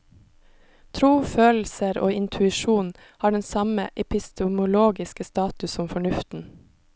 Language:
Norwegian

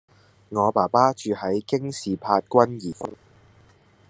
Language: Cantonese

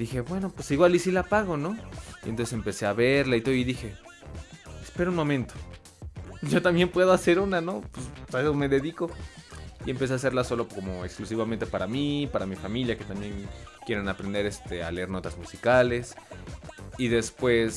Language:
Spanish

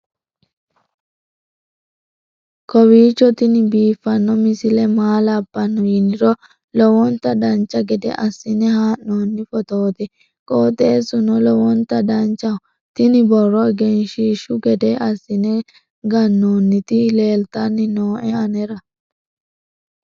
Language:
Sidamo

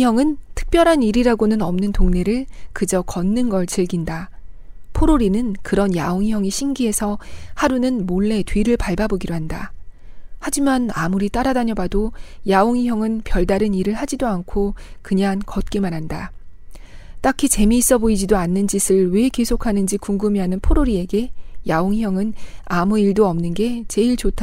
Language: Korean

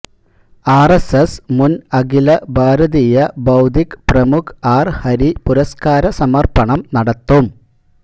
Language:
Malayalam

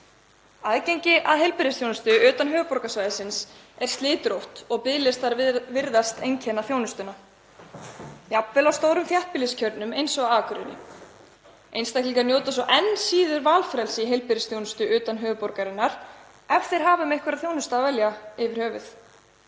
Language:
Icelandic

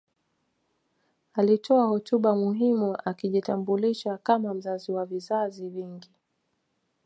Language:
Swahili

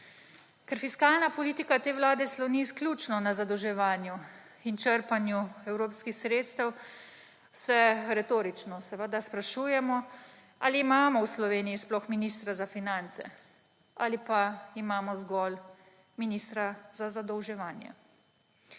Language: Slovenian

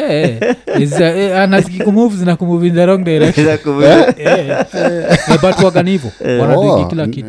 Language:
Swahili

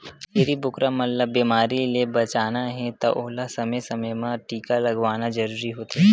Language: Chhattisgarhi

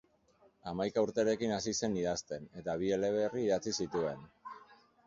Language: Basque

